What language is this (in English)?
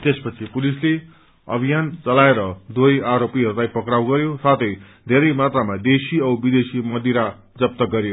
Nepali